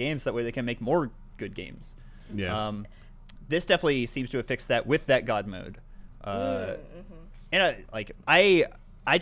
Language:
English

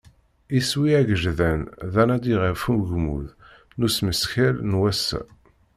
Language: Kabyle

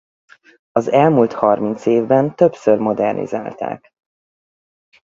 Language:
Hungarian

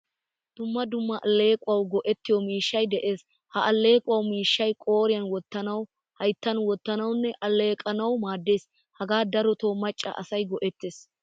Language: Wolaytta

